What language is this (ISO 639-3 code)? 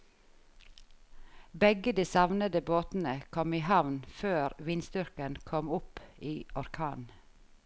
nor